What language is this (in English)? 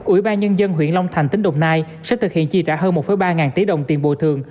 Vietnamese